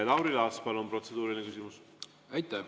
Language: Estonian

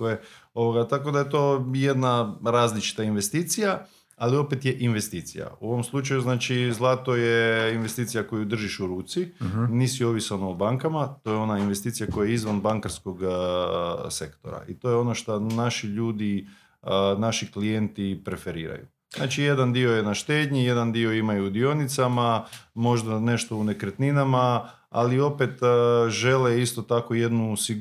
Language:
Croatian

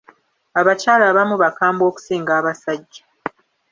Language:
Ganda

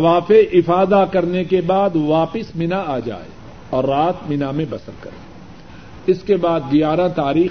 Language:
Urdu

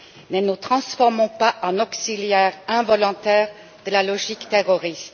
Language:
French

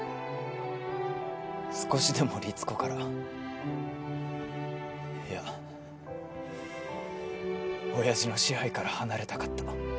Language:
Japanese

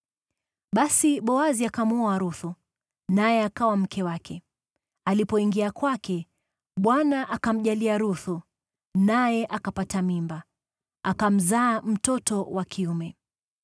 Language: Swahili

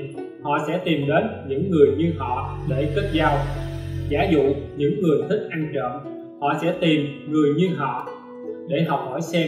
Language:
Vietnamese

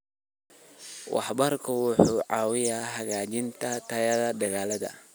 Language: Somali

